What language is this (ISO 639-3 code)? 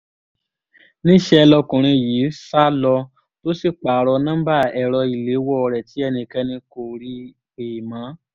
yor